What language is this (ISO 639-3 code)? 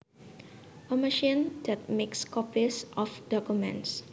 jav